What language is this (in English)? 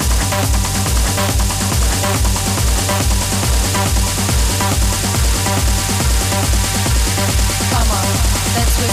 English